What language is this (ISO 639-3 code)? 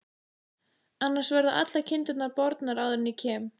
isl